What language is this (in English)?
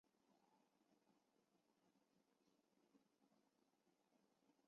Chinese